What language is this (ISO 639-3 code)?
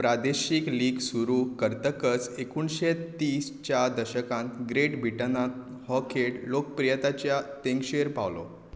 kok